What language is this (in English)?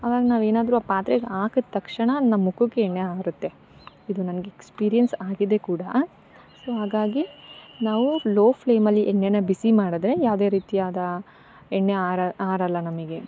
Kannada